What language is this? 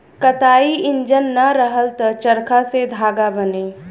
Bhojpuri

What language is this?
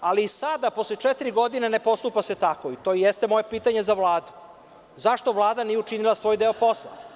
Serbian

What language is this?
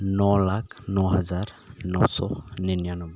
Santali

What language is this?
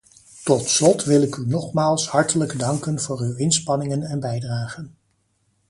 Dutch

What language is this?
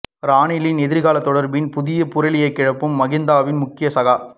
Tamil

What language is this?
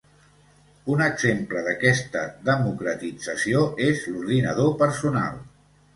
Catalan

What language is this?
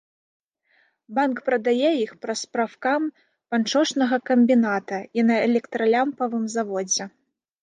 Belarusian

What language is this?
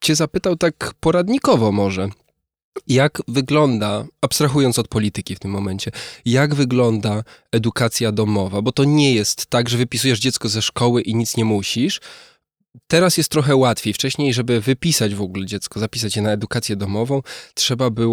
Polish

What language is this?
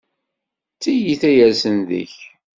Kabyle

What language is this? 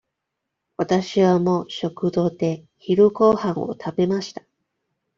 Japanese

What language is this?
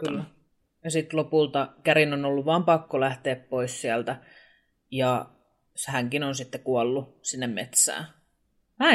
Finnish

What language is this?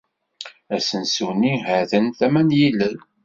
Kabyle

